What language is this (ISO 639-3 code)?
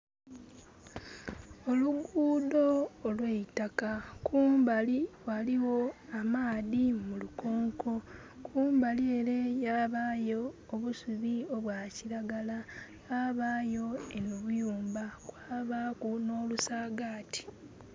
xog